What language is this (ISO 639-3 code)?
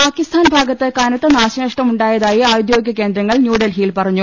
mal